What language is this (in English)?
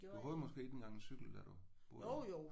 Danish